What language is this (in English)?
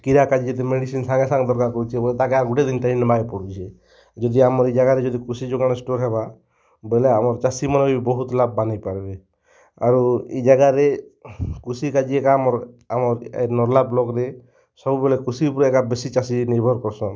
Odia